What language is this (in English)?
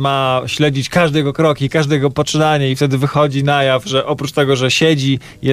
Polish